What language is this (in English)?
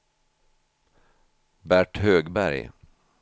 Swedish